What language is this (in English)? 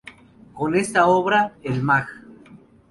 Spanish